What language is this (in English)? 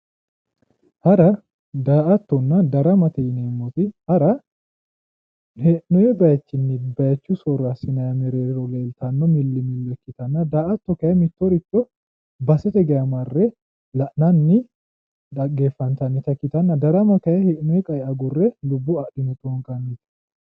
Sidamo